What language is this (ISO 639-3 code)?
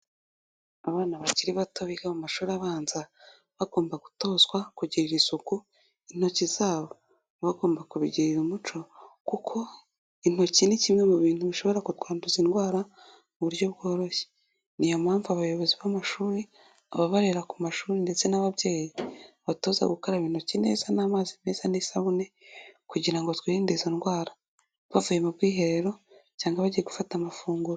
kin